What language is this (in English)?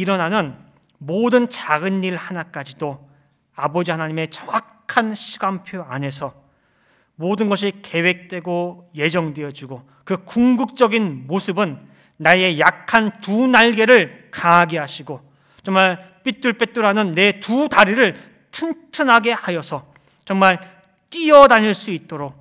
Korean